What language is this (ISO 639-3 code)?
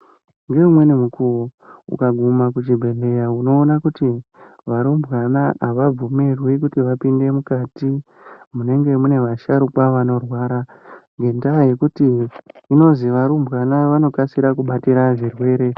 ndc